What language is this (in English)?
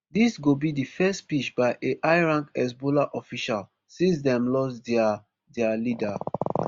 Nigerian Pidgin